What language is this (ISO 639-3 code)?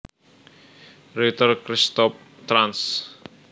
jav